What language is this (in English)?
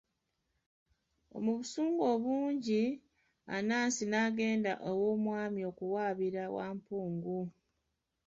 Ganda